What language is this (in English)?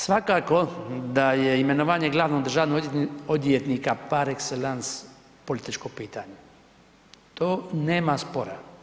Croatian